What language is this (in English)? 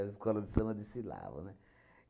Portuguese